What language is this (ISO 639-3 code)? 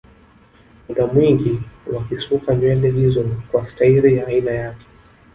swa